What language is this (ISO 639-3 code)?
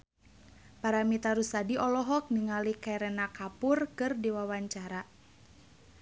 sun